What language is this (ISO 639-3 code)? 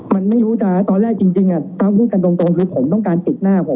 tha